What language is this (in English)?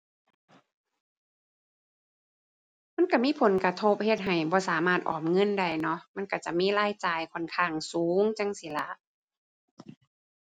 Thai